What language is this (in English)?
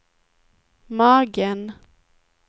Swedish